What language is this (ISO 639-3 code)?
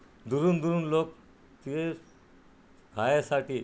mar